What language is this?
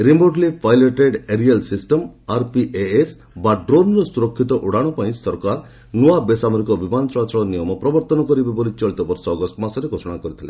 Odia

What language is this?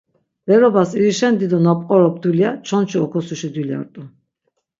Laz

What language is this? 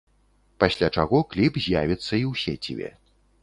Belarusian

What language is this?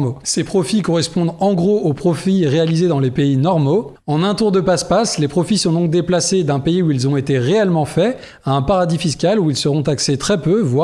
French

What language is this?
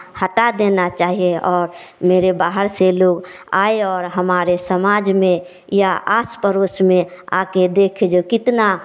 Hindi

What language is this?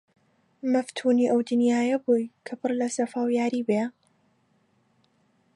Central Kurdish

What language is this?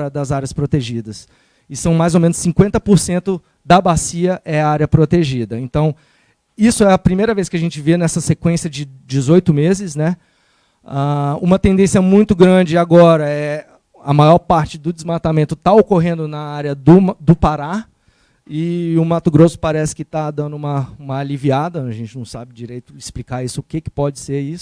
Portuguese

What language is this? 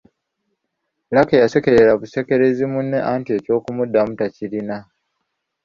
Ganda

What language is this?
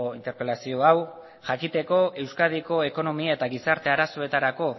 Basque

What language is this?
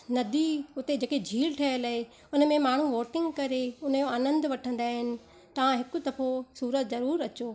Sindhi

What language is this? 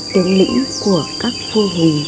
Vietnamese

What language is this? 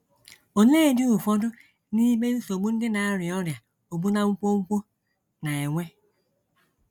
Igbo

